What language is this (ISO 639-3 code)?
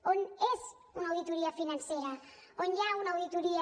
cat